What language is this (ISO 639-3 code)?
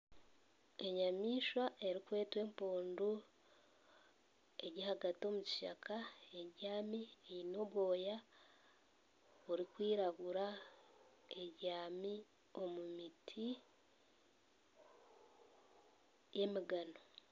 nyn